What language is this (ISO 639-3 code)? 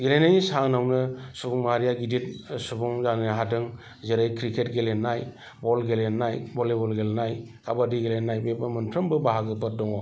brx